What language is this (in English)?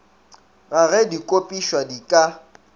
Northern Sotho